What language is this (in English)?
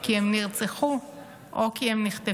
Hebrew